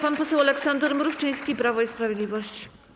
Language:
Polish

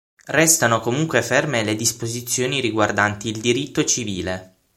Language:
Italian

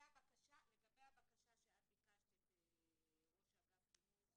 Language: Hebrew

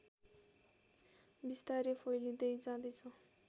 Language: Nepali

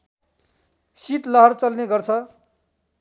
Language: Nepali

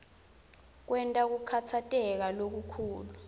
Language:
Swati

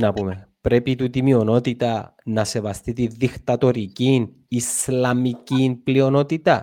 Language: Greek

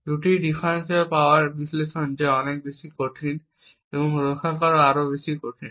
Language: Bangla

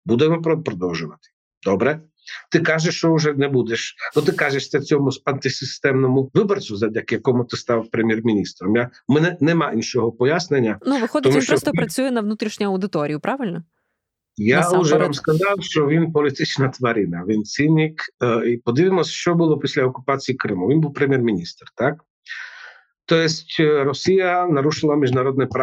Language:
Ukrainian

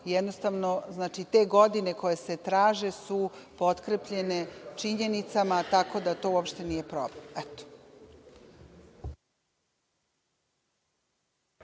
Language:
Serbian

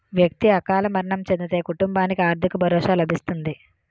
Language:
Telugu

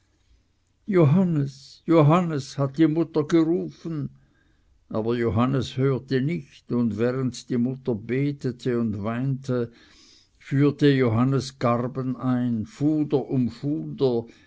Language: German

